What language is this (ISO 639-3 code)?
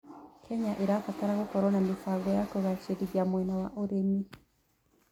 kik